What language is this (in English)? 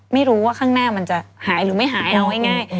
Thai